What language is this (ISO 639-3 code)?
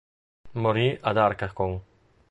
ita